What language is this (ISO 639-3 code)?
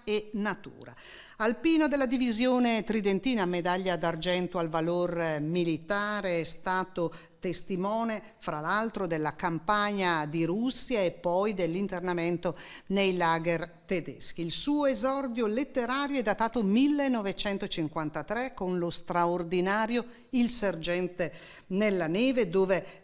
ita